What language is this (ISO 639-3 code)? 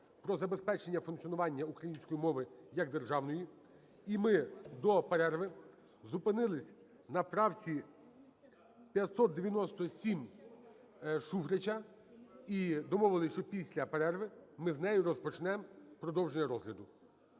ukr